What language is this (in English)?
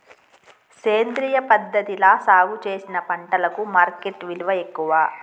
Telugu